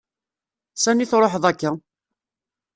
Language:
Kabyle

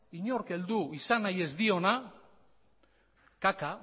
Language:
Basque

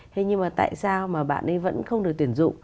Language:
Vietnamese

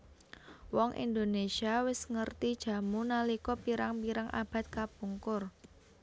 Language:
Javanese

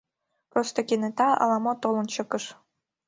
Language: Mari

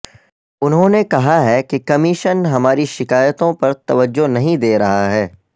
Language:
Urdu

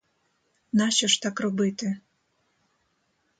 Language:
Ukrainian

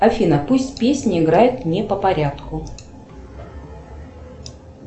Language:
Russian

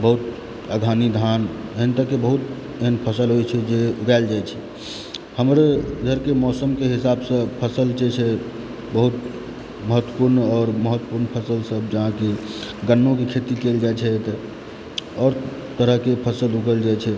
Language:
Maithili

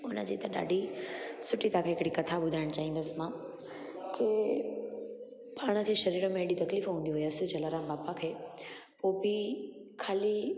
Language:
Sindhi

